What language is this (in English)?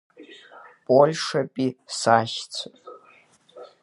Abkhazian